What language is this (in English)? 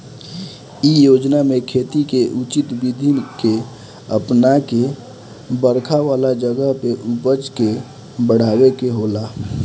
Bhojpuri